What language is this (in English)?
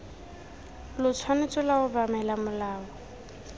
Tswana